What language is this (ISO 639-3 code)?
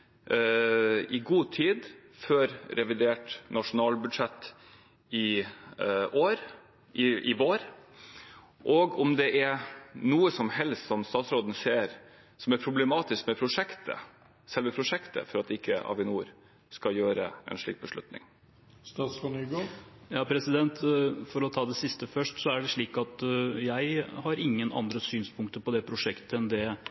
nob